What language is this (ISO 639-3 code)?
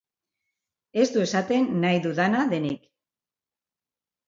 eus